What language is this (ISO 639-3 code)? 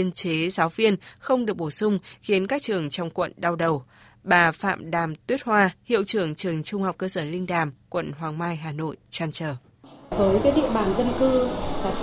vie